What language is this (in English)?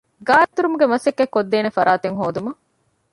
Divehi